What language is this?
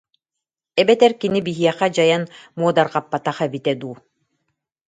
Yakut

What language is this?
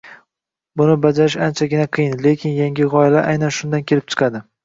Uzbek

